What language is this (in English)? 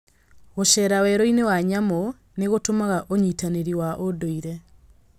Kikuyu